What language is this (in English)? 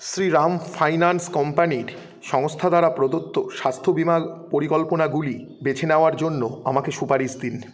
Bangla